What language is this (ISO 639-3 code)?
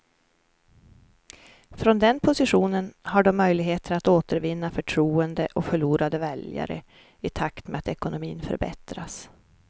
swe